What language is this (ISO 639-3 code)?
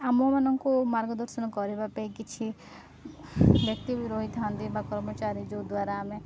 ori